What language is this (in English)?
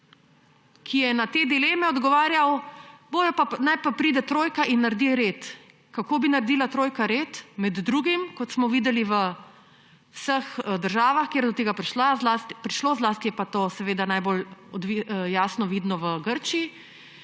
Slovenian